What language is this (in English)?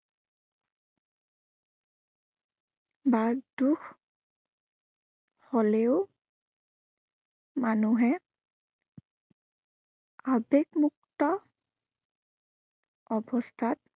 Assamese